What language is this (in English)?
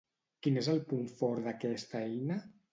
Catalan